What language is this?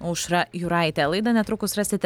Lithuanian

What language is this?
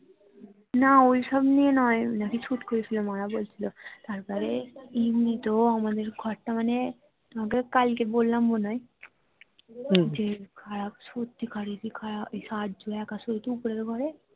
Bangla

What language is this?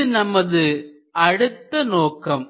Tamil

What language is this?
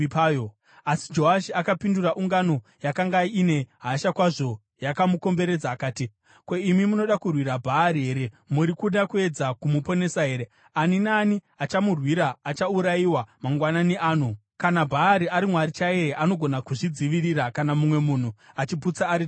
Shona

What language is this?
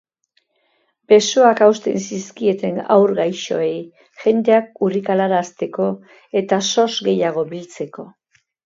Basque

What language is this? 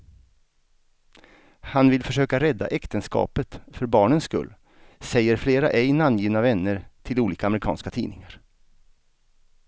Swedish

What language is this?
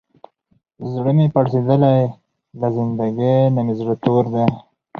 Pashto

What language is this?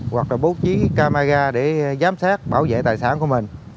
Vietnamese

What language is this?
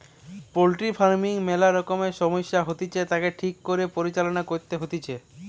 Bangla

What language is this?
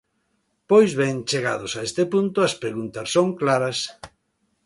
Galician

